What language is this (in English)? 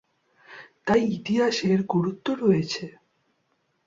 Bangla